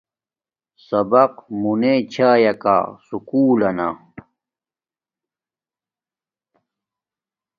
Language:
Domaaki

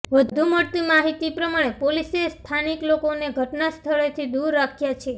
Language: Gujarati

